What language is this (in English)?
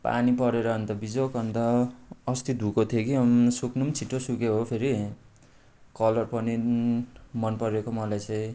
Nepali